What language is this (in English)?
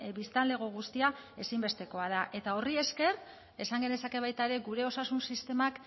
Basque